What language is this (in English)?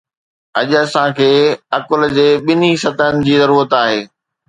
Sindhi